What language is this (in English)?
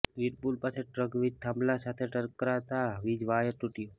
Gujarati